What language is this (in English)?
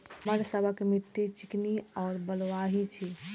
Maithili